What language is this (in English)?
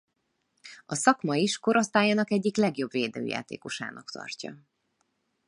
Hungarian